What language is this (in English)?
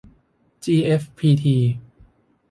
Thai